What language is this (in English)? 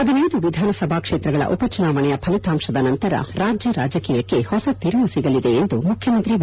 Kannada